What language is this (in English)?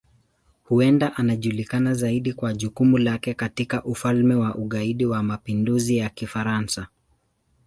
Swahili